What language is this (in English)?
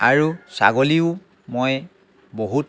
Assamese